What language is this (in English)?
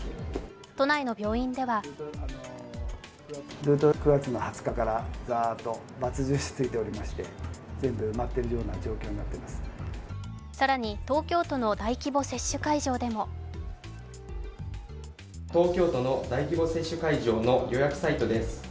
Japanese